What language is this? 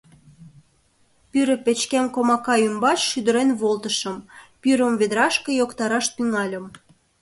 Mari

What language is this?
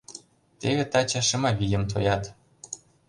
Mari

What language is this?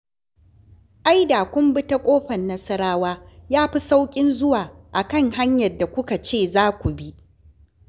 Hausa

